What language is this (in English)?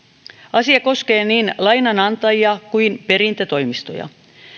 Finnish